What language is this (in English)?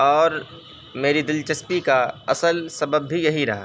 Urdu